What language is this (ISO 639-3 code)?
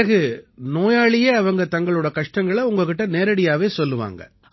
tam